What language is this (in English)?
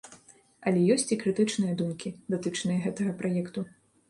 Belarusian